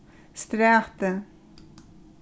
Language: Faroese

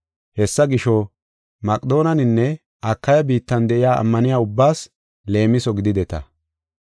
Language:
Gofa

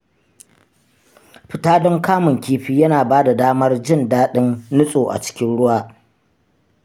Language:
Hausa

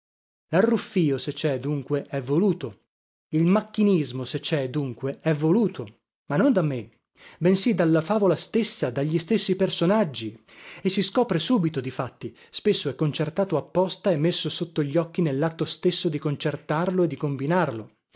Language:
Italian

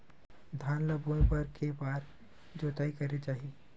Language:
Chhattisgarhi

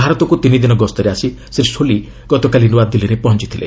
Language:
Odia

